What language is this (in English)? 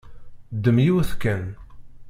Kabyle